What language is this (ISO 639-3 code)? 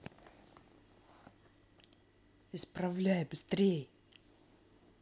rus